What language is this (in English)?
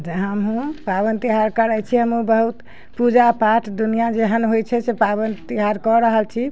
Maithili